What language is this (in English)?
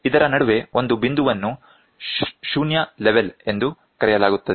Kannada